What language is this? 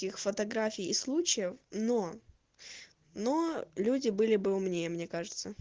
Russian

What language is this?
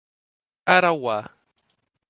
Portuguese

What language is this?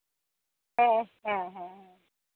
Santali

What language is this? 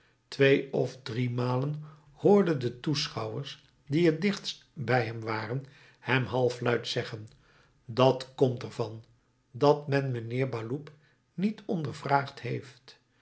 Dutch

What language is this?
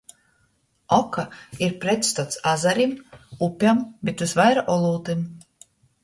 Latgalian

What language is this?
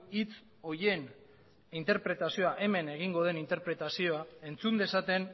Basque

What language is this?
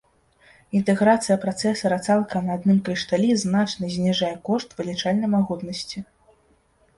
Belarusian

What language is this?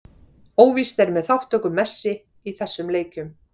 Icelandic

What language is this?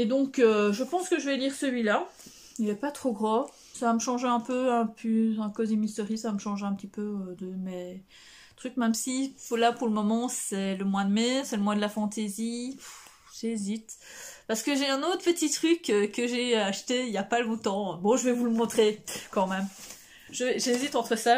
French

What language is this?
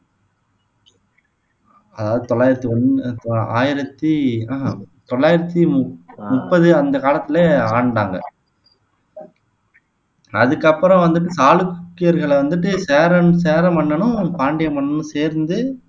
Tamil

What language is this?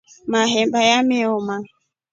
Rombo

